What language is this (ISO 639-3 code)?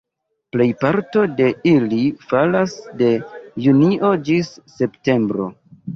epo